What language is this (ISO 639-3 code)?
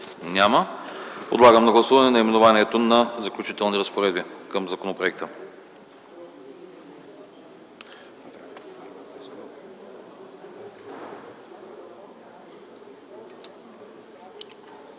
bul